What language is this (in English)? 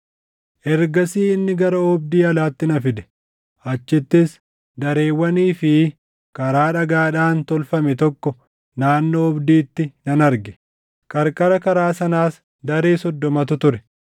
Oromo